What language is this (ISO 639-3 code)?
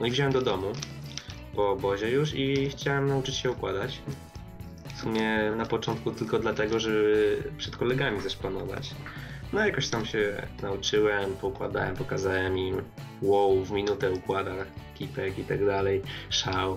pol